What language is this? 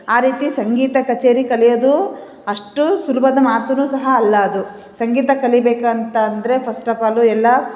Kannada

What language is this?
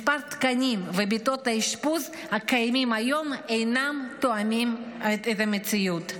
Hebrew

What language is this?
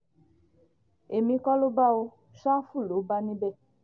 Yoruba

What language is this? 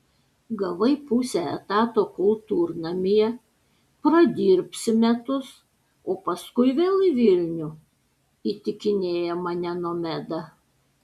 Lithuanian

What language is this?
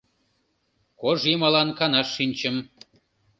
Mari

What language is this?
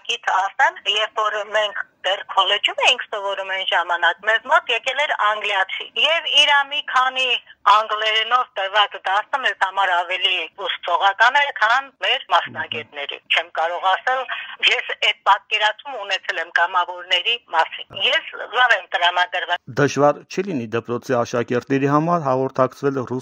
Romanian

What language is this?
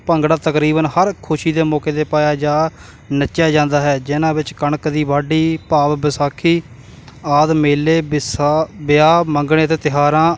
Punjabi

